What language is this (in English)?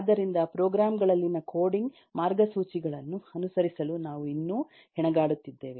Kannada